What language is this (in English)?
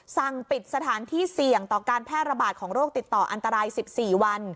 Thai